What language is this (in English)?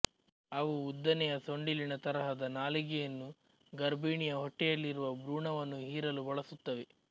Kannada